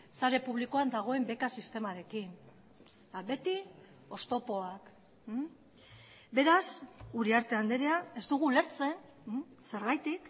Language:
Basque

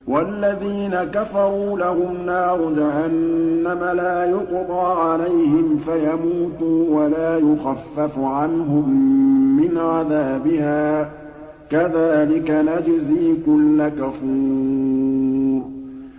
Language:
Arabic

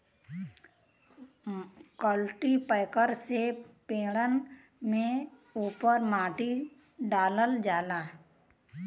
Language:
Bhojpuri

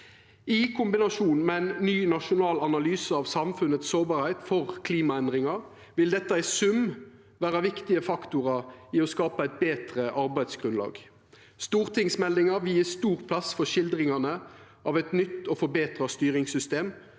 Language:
Norwegian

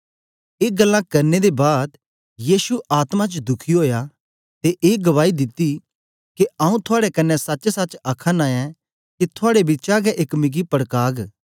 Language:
Dogri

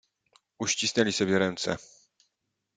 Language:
Polish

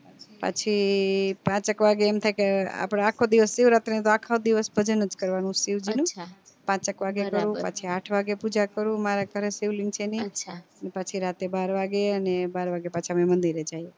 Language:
Gujarati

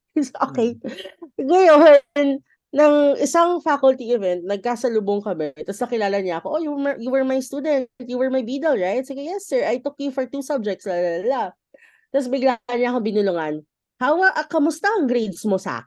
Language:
Filipino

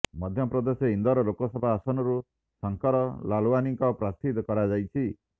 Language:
Odia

